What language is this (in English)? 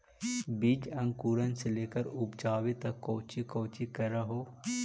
Magahi